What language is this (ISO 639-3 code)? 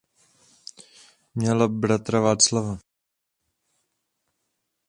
ces